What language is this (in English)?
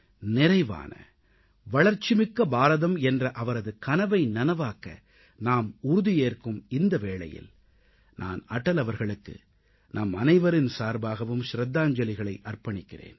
Tamil